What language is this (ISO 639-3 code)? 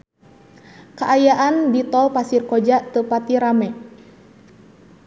sun